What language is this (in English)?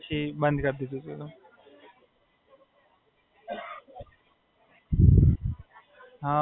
Gujarati